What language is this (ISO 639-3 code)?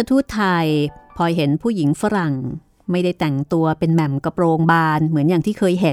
tha